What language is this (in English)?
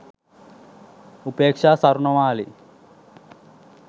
Sinhala